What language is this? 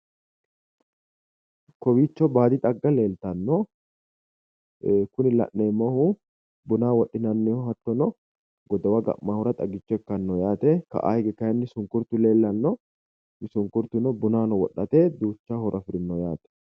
Sidamo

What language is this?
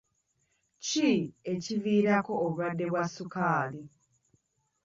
Ganda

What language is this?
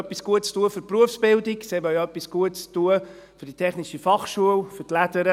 Swiss German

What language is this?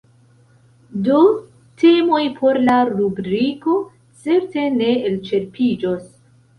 Esperanto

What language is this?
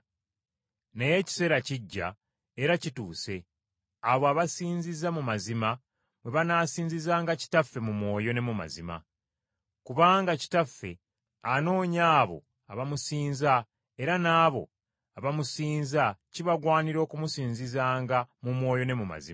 Ganda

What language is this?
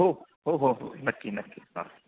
Marathi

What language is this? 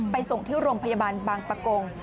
Thai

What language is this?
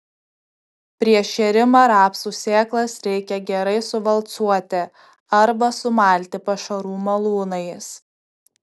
Lithuanian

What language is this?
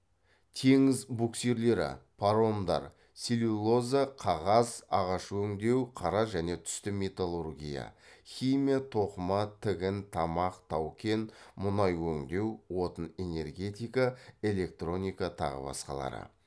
Kazakh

